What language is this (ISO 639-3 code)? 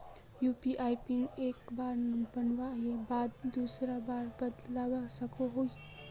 mag